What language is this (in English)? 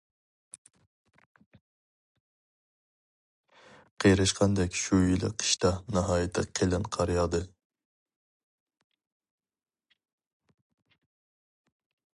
Uyghur